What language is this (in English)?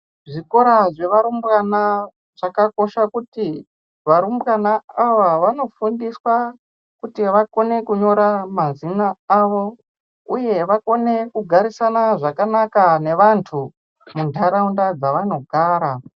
Ndau